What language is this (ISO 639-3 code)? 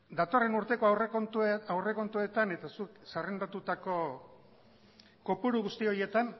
eus